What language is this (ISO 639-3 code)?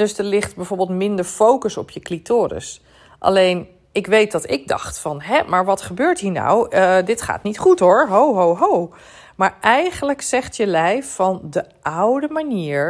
nld